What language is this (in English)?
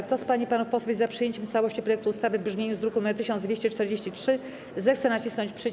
Polish